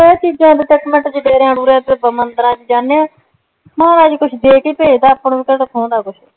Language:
Punjabi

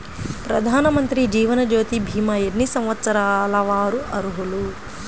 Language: Telugu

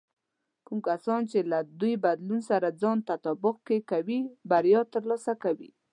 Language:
Pashto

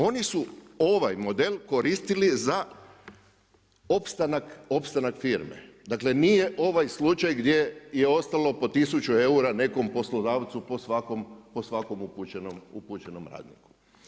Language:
Croatian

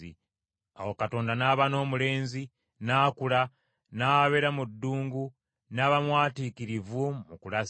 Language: Ganda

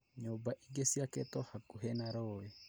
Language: Kikuyu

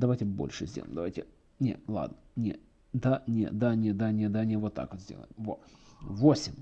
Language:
Russian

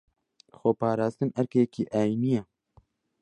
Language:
Central Kurdish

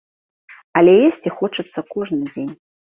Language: Belarusian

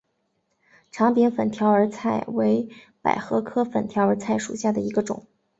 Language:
Chinese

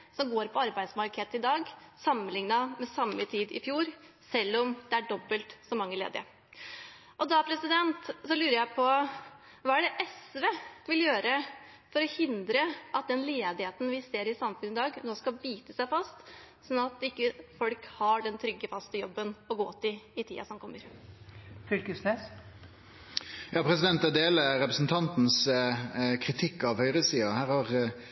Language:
Norwegian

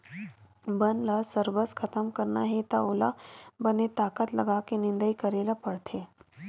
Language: Chhattisgarhi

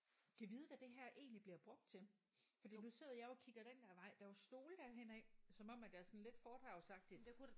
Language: Danish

